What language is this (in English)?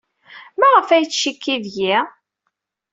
Kabyle